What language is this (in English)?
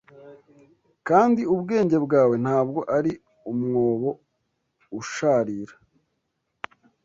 Kinyarwanda